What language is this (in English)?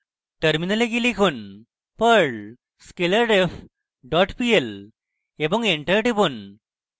Bangla